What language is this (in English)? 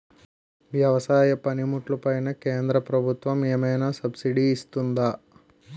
Telugu